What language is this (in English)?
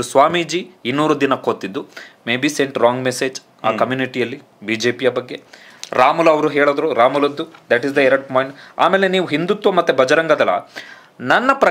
Hindi